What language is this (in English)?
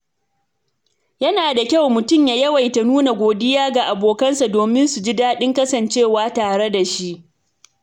Hausa